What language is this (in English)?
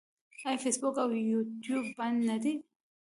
Pashto